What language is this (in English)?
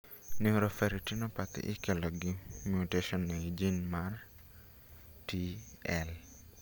Luo (Kenya and Tanzania)